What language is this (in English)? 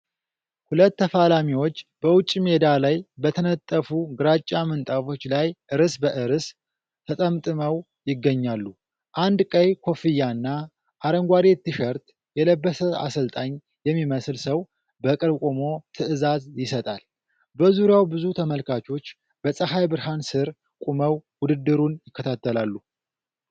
Amharic